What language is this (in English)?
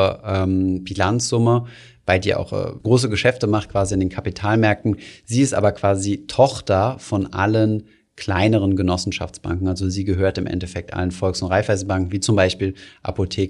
German